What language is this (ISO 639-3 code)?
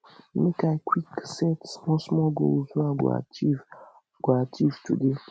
pcm